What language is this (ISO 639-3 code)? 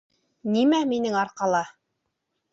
bak